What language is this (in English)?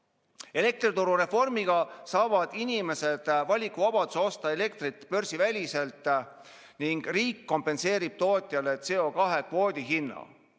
Estonian